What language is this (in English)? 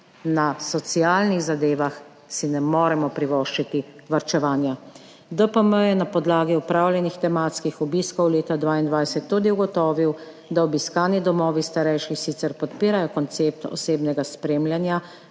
Slovenian